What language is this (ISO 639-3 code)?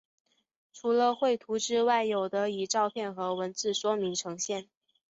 zho